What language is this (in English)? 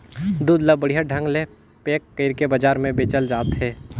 Chhattisgarhi